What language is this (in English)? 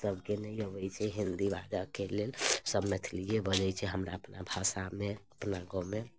Maithili